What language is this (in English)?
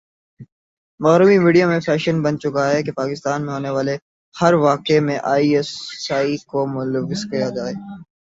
Urdu